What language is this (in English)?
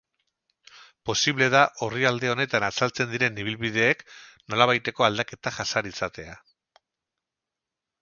Basque